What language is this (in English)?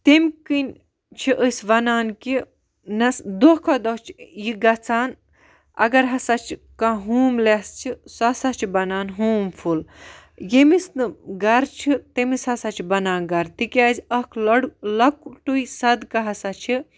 Kashmiri